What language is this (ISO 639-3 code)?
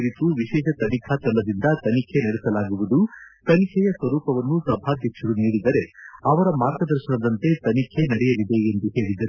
kan